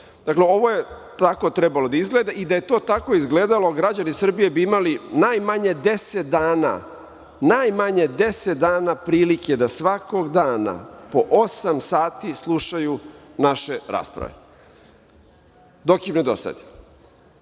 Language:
Serbian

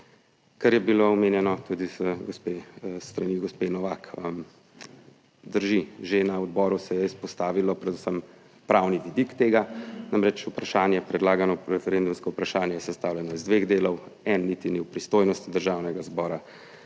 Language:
Slovenian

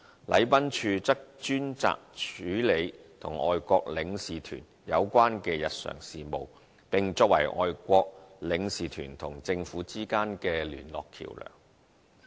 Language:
Cantonese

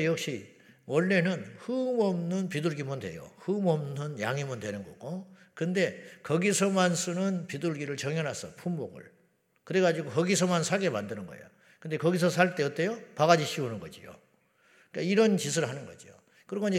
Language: Korean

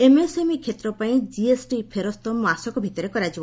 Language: Odia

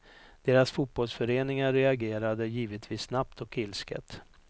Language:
Swedish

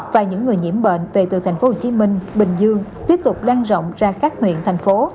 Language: Vietnamese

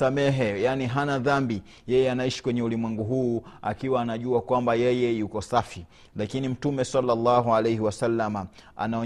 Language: Swahili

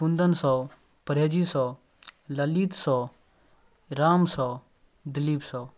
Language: Maithili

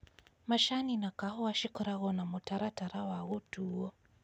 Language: Kikuyu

